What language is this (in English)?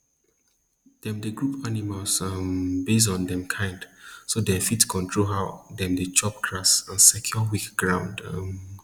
Nigerian Pidgin